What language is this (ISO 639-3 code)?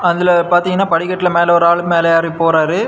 tam